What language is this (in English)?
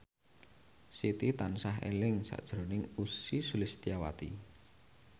Javanese